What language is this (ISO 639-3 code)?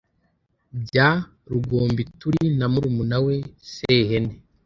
kin